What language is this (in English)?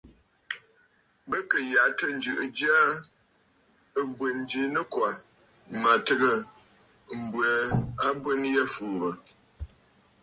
Bafut